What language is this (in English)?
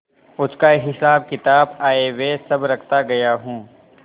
Hindi